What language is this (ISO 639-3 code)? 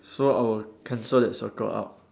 eng